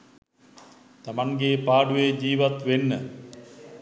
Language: Sinhala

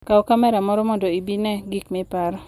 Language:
Luo (Kenya and Tanzania)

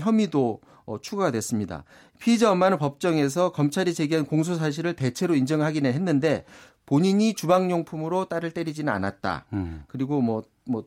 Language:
Korean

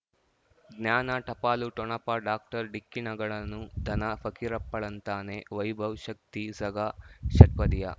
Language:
Kannada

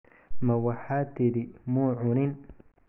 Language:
Somali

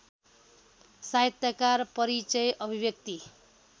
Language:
Nepali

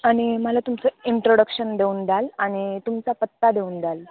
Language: Marathi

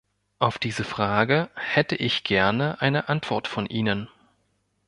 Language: German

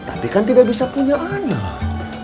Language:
Indonesian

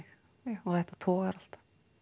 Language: Icelandic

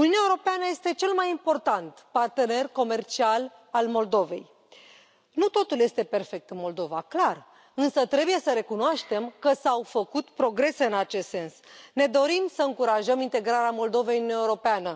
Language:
Romanian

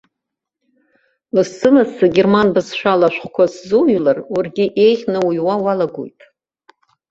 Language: Abkhazian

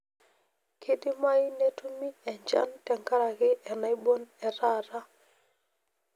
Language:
Masai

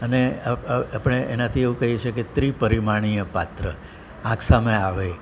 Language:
Gujarati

